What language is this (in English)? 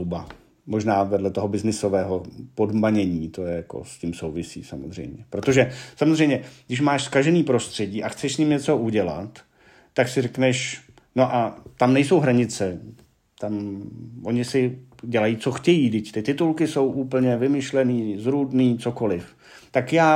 Czech